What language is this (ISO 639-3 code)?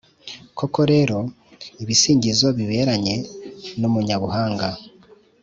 kin